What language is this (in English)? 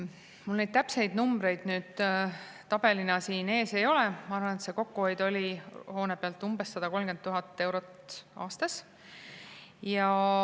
Estonian